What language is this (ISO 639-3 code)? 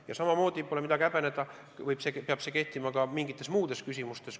est